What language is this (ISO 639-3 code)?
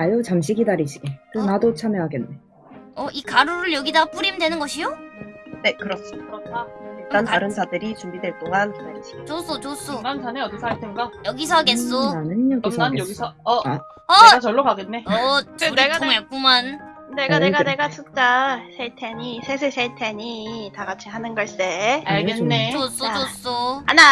kor